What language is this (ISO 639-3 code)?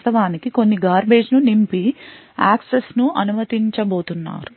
tel